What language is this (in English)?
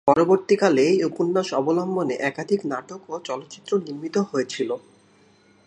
Bangla